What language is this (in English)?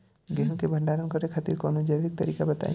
Bhojpuri